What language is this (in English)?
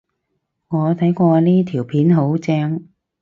Cantonese